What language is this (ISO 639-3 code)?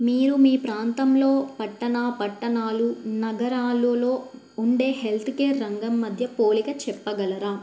tel